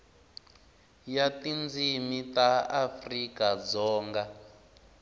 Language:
Tsonga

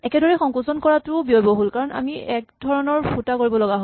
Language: Assamese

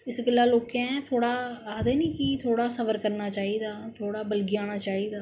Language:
Dogri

